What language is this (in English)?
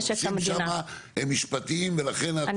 Hebrew